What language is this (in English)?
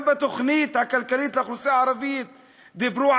Hebrew